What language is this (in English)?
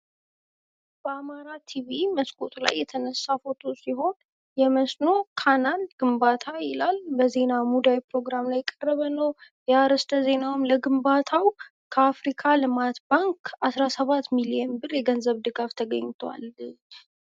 Amharic